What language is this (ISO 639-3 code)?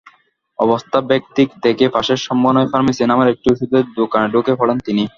ben